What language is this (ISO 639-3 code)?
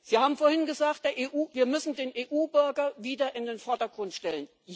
deu